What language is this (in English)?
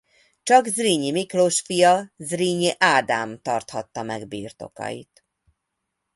Hungarian